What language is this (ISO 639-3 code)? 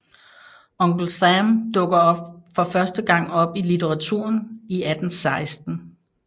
dan